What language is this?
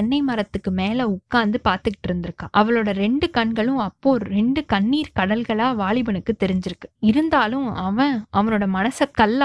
Tamil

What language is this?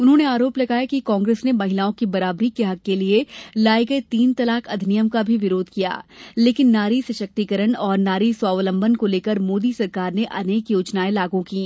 Hindi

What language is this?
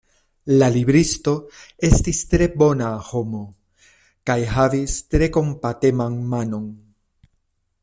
Esperanto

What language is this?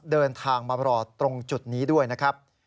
Thai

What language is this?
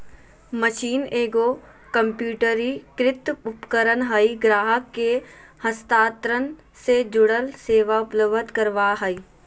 Magahi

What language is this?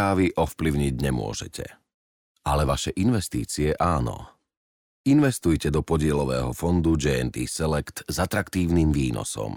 Slovak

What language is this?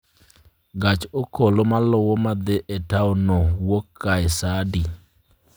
Luo (Kenya and Tanzania)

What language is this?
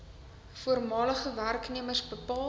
Afrikaans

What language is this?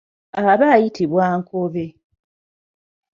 Ganda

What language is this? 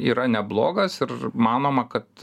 Lithuanian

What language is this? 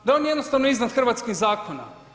Croatian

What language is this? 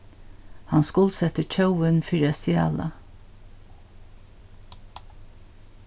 Faroese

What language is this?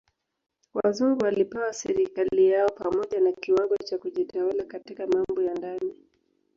Swahili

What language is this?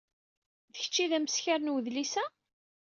Kabyle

